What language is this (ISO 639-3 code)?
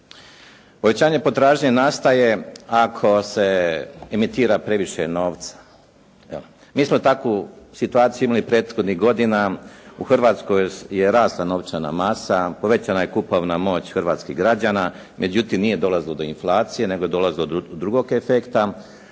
hrv